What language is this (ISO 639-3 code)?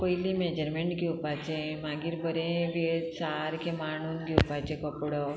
kok